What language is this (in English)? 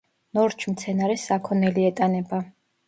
Georgian